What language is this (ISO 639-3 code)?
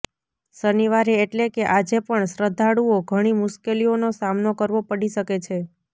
guj